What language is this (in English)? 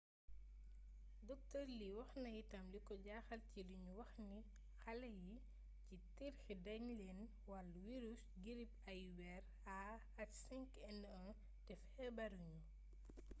Wolof